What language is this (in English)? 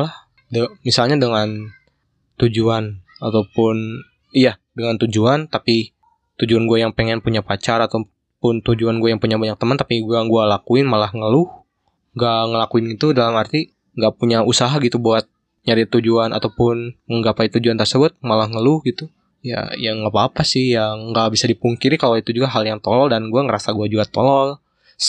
Indonesian